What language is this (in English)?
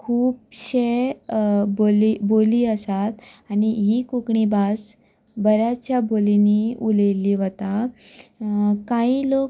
Konkani